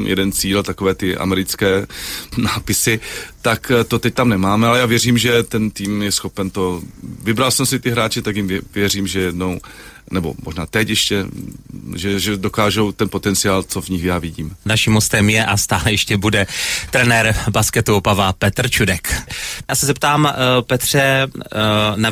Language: Czech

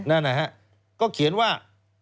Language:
Thai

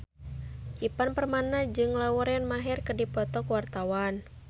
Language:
Sundanese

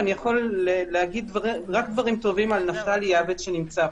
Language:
Hebrew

